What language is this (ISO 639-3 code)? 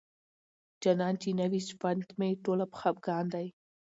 pus